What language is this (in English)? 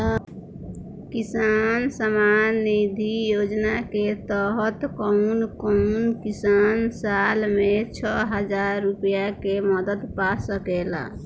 Bhojpuri